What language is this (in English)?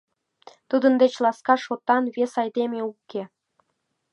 Mari